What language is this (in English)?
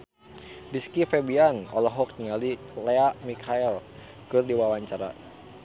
Sundanese